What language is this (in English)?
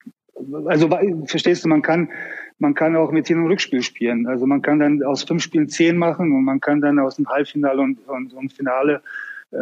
German